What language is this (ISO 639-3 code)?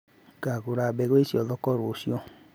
kik